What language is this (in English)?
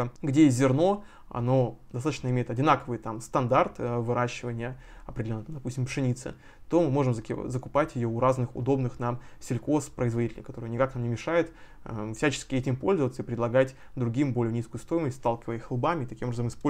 Russian